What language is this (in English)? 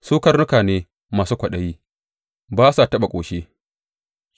Hausa